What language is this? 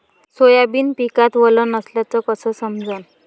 Marathi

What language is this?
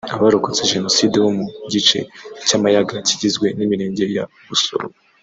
Kinyarwanda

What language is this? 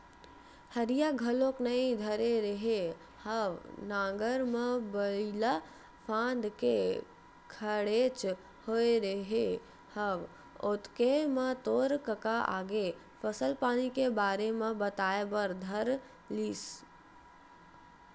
Chhattisgarhi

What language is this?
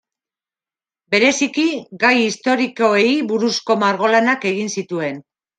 Basque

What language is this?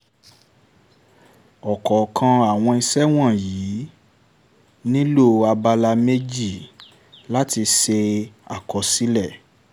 Yoruba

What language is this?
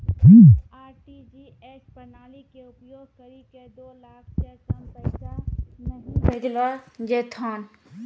Maithili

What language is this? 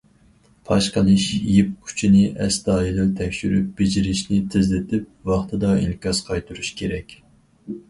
Uyghur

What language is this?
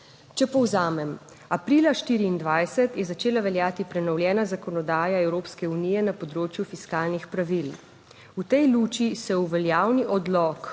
Slovenian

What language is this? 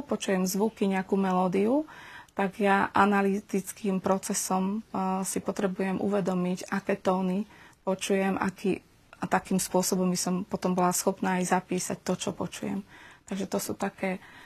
Slovak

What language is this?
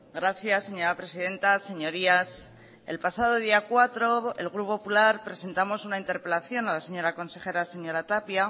Spanish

